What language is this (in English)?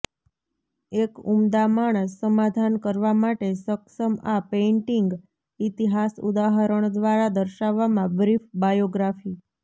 Gujarati